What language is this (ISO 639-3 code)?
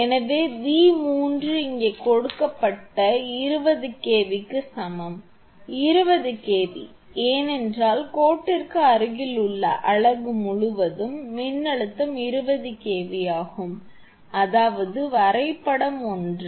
tam